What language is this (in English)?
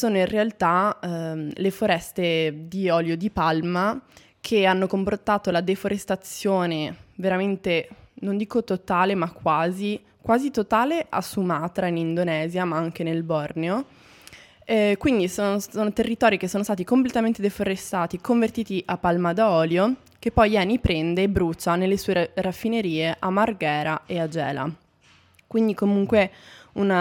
Italian